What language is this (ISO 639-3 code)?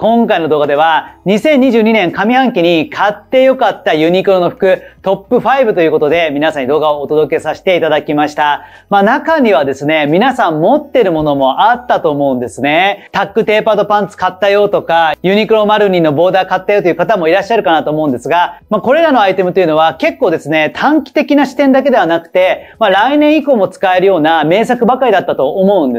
jpn